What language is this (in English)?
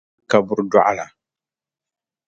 Dagbani